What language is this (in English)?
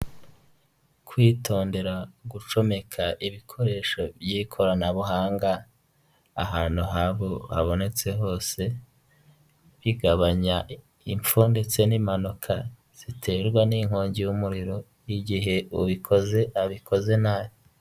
Kinyarwanda